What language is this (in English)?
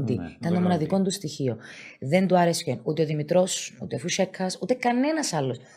Greek